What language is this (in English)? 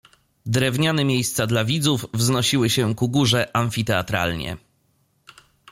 Polish